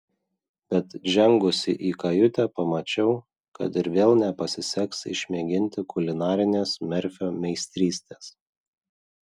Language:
Lithuanian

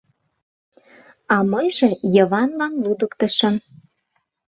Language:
Mari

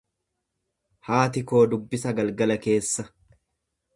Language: Oromo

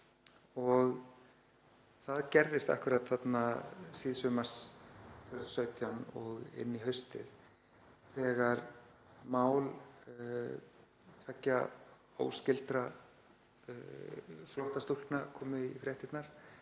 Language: Icelandic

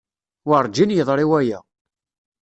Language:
Kabyle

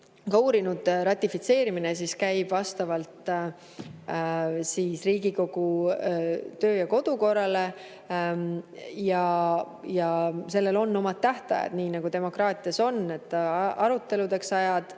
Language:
Estonian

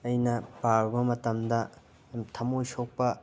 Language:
Manipuri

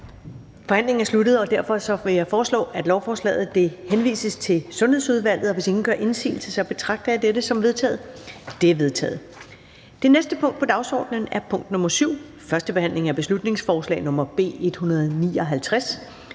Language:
Danish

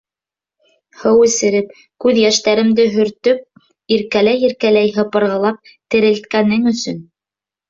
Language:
Bashkir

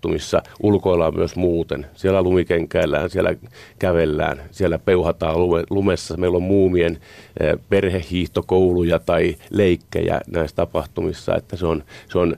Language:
Finnish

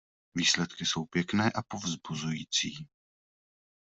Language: Czech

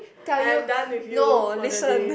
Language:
English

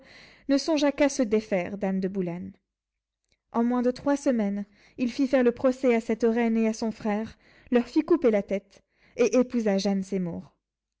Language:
French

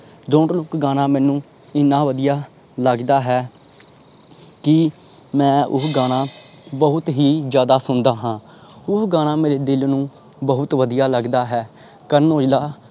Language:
Punjabi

